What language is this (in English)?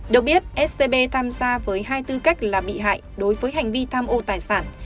Vietnamese